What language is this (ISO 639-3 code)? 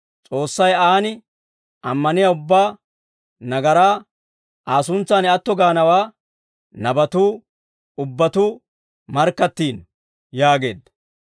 dwr